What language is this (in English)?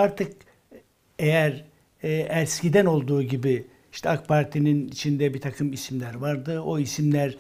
Turkish